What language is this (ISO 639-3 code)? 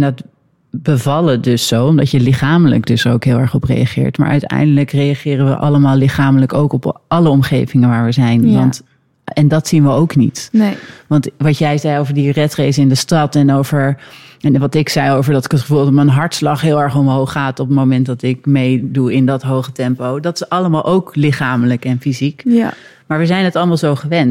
nld